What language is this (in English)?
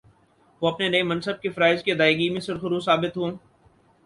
Urdu